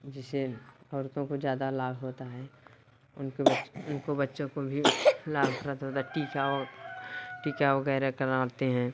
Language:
Hindi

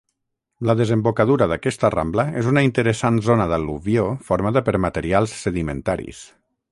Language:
Catalan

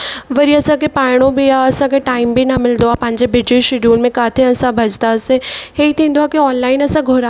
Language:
Sindhi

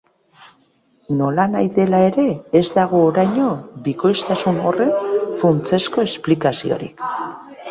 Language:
Basque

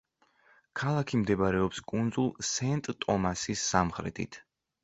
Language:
Georgian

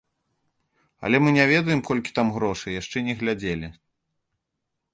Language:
Belarusian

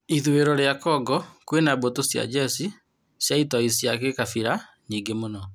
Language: Kikuyu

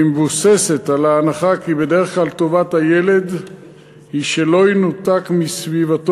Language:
Hebrew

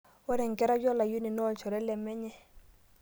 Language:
Masai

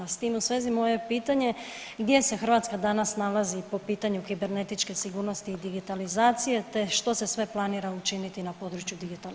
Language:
Croatian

